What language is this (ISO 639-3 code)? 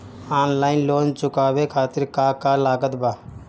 bho